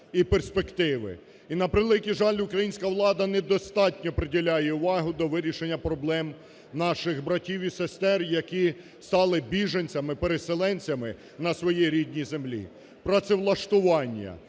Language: Ukrainian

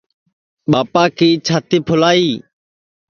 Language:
Sansi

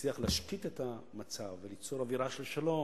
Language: Hebrew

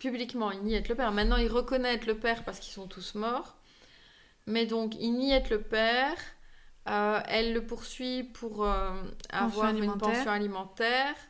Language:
French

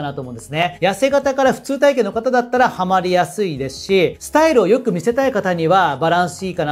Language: Japanese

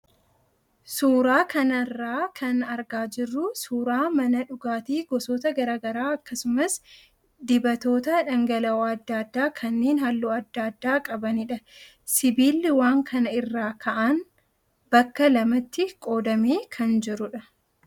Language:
Oromo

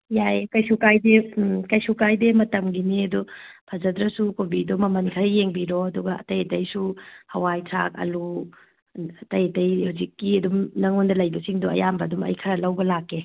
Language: Manipuri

